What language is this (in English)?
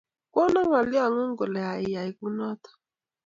Kalenjin